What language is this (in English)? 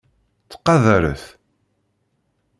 Kabyle